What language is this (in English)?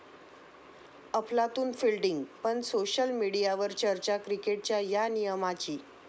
Marathi